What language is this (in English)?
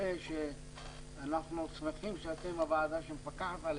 Hebrew